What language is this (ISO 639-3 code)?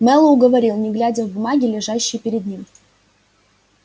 rus